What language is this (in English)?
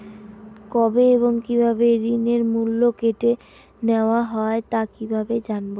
Bangla